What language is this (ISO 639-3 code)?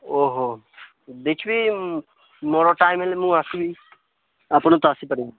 ori